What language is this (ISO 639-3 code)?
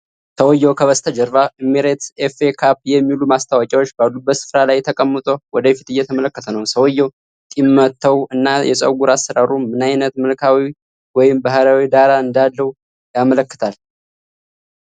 amh